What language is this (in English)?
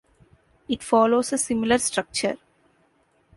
English